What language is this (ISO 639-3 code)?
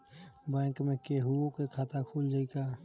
bho